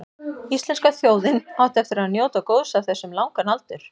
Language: Icelandic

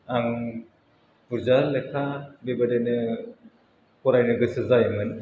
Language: Bodo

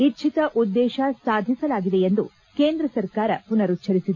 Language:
Kannada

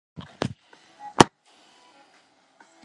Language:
Chinese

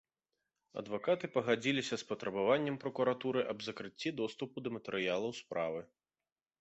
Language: Belarusian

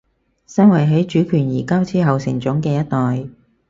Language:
Cantonese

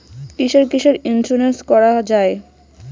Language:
Bangla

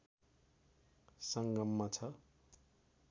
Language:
Nepali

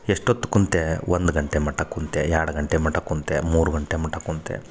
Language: Kannada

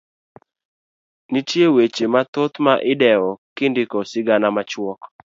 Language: Luo (Kenya and Tanzania)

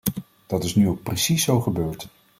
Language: Dutch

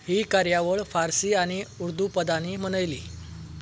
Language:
Konkani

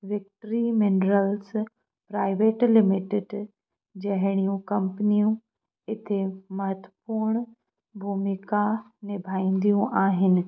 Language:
Sindhi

